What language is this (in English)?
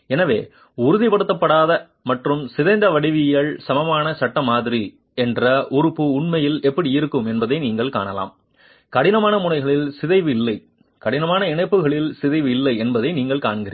Tamil